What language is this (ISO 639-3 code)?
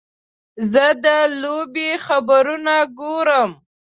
pus